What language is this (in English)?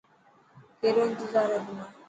Dhatki